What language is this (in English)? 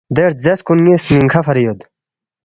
Balti